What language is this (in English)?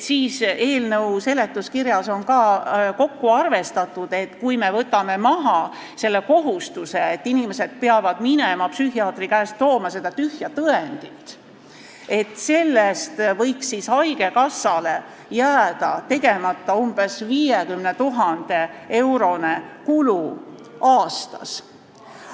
Estonian